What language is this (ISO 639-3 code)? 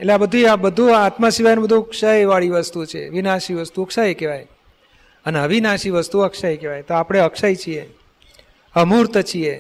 guj